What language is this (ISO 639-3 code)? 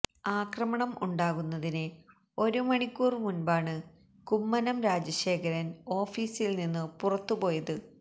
mal